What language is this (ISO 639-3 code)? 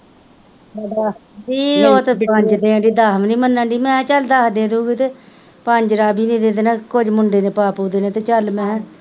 pan